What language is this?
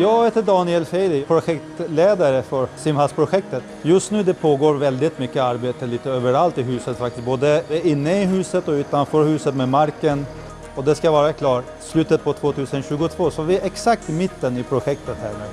Swedish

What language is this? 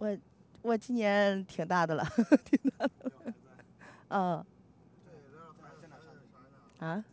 Chinese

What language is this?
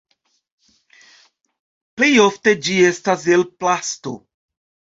Esperanto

